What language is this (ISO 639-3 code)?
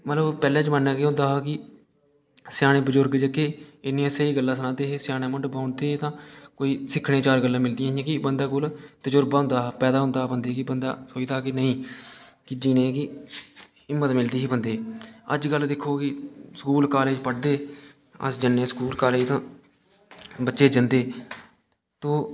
doi